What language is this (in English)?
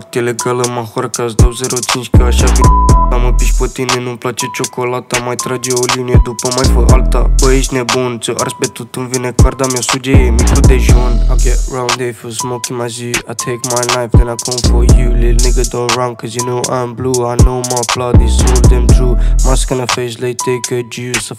Romanian